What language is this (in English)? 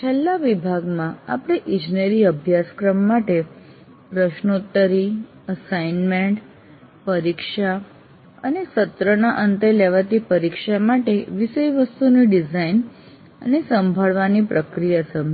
Gujarati